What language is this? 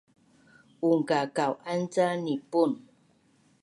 Bunun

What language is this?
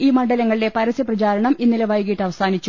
Malayalam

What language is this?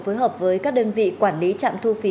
Vietnamese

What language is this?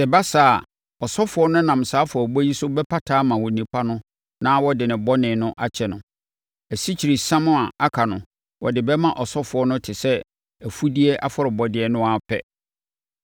Akan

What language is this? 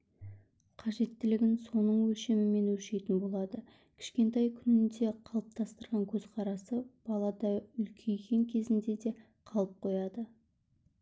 Kazakh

